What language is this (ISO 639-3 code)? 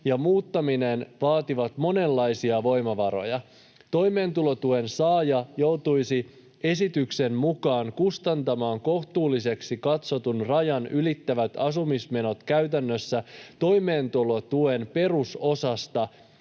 fin